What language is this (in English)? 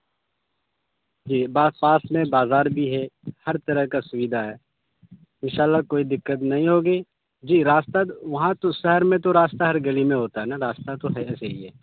Urdu